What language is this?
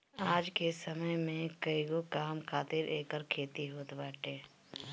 Bhojpuri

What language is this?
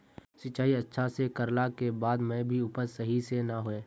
Magahi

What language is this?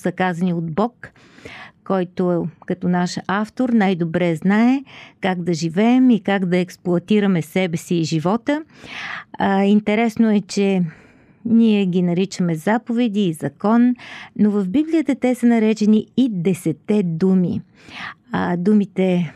Bulgarian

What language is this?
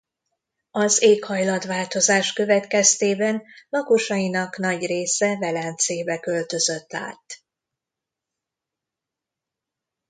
Hungarian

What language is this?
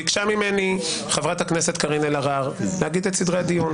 Hebrew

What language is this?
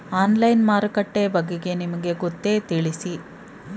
Kannada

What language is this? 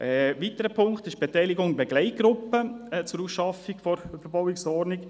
Swiss German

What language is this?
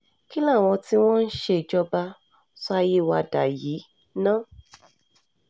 Yoruba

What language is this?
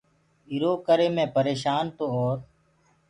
Gurgula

